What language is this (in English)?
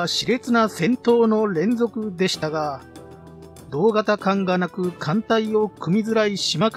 Japanese